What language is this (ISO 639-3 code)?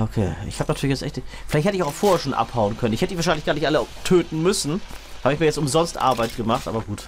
deu